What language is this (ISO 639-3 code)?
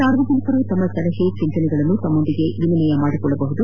kan